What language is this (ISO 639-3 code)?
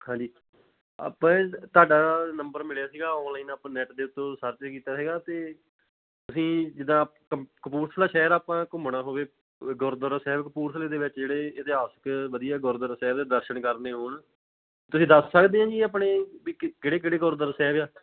pan